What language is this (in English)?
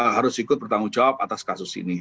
Indonesian